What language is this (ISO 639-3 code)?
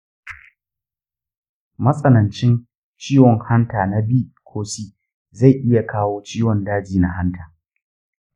hau